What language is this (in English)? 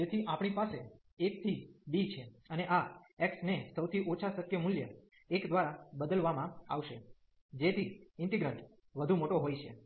Gujarati